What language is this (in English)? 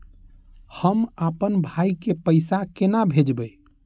Maithili